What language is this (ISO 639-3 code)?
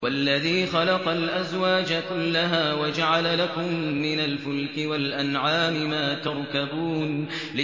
ara